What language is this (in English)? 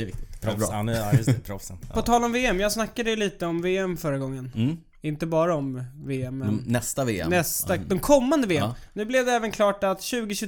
Swedish